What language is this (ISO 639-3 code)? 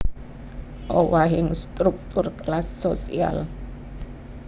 jav